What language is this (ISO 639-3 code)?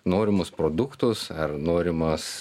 lit